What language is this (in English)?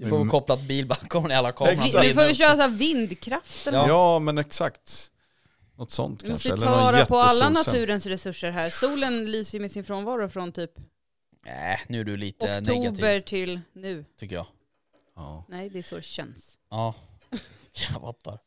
Swedish